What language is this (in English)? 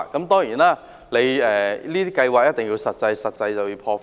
Cantonese